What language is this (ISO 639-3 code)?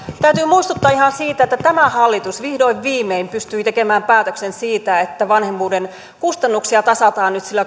fin